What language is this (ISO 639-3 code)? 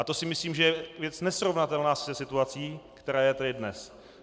ces